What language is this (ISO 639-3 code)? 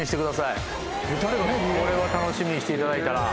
jpn